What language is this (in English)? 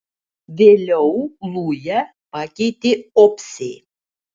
Lithuanian